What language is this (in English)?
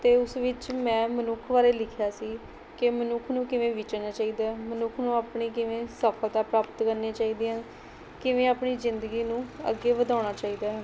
Punjabi